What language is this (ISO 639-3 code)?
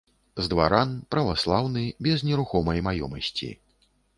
bel